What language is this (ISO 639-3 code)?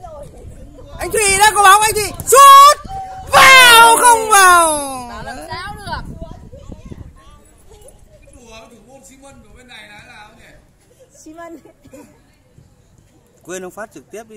vie